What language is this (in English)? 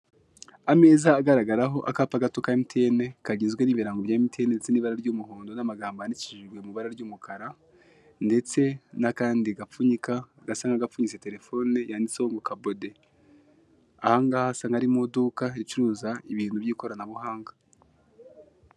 Kinyarwanda